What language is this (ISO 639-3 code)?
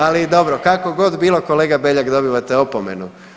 hrv